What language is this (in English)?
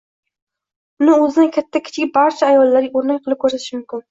Uzbek